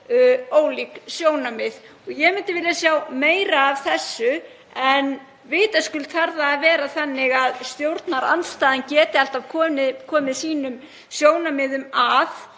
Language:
Icelandic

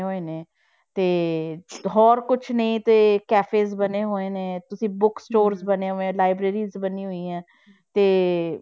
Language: Punjabi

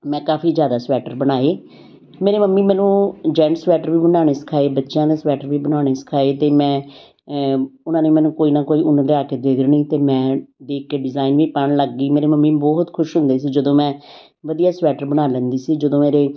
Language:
Punjabi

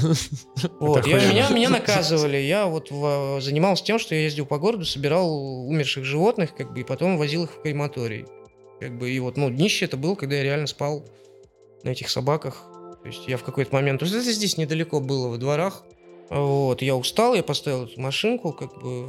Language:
Russian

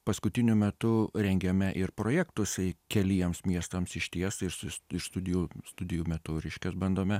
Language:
Lithuanian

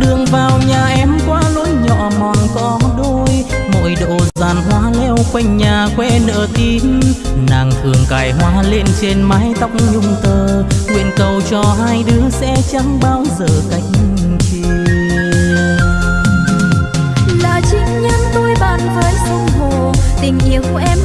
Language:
Vietnamese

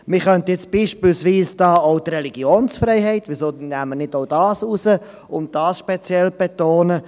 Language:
Swiss German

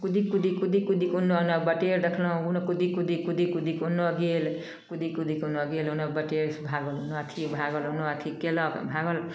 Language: Maithili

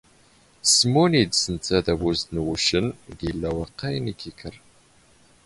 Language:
Standard Moroccan Tamazight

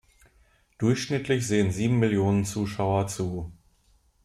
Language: German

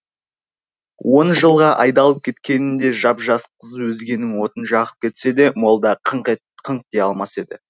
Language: Kazakh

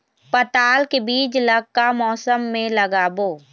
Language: Chhattisgarhi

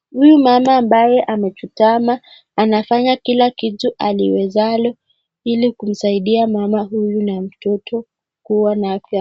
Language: Swahili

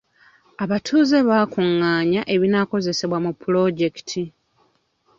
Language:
Ganda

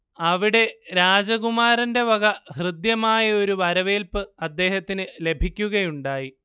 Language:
Malayalam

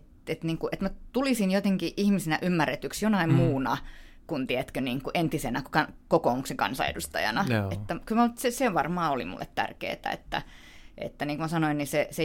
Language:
Finnish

